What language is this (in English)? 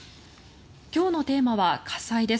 Japanese